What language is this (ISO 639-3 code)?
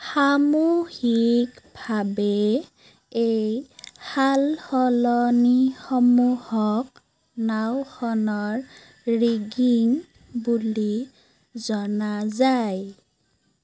asm